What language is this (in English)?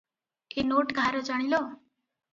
Odia